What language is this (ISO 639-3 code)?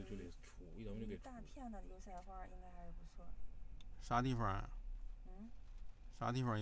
zho